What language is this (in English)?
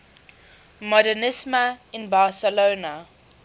English